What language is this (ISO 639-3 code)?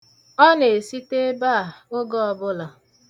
ibo